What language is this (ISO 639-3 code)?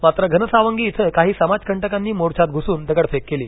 mar